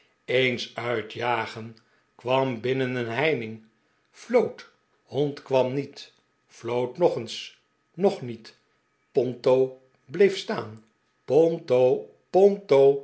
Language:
Dutch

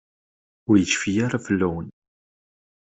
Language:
Kabyle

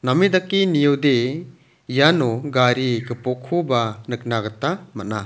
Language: Garo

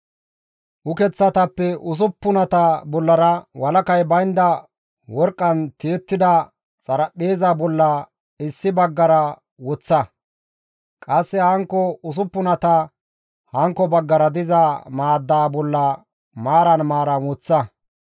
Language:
Gamo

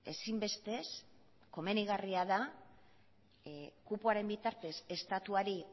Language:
Basque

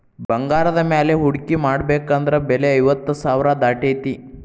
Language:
Kannada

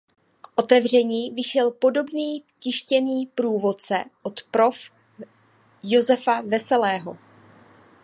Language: Czech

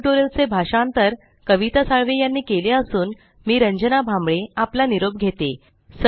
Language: Marathi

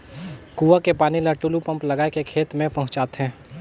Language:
Chhattisgarhi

